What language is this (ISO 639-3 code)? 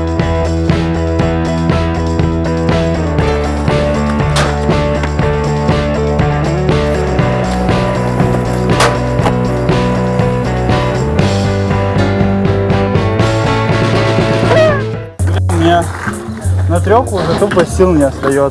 rus